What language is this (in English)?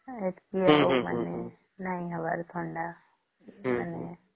Odia